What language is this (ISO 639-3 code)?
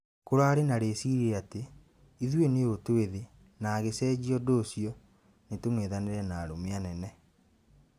kik